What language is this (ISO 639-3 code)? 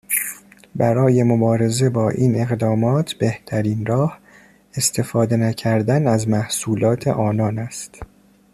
fas